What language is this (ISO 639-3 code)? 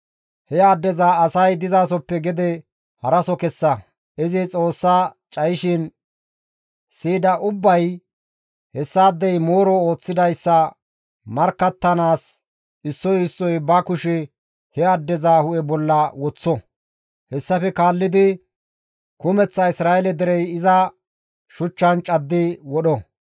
gmv